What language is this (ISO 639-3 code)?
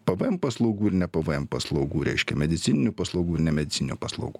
lit